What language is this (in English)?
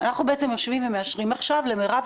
Hebrew